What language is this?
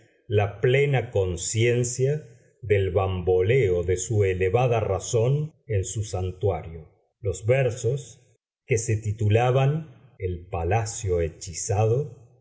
Spanish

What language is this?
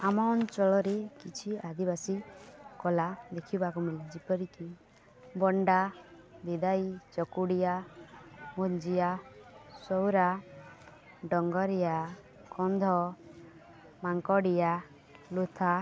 Odia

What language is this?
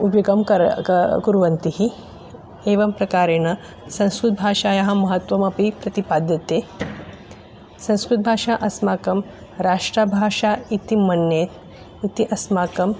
Sanskrit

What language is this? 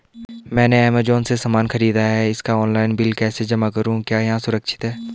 Hindi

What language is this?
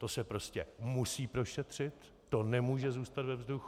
Czech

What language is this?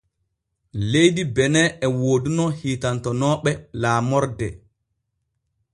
Borgu Fulfulde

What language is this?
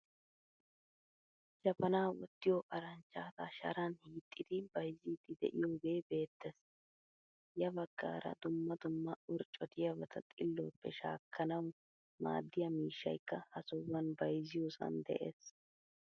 Wolaytta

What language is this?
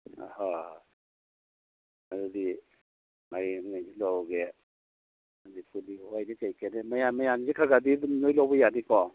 Manipuri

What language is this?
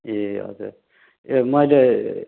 Nepali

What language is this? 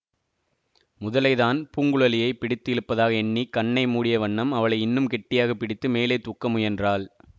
Tamil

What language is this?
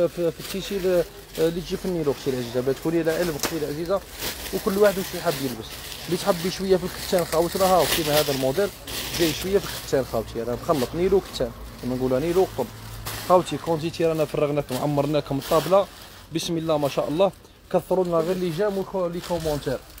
Arabic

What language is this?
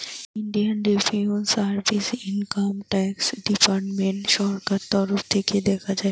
Bangla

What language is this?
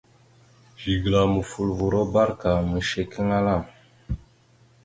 Mada (Cameroon)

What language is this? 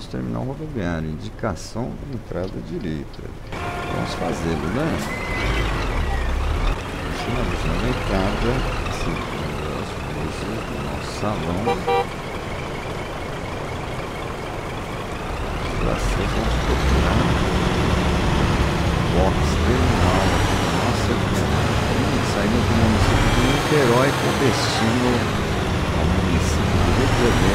Portuguese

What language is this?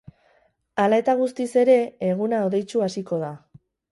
Basque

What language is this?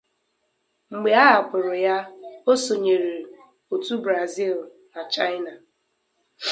Igbo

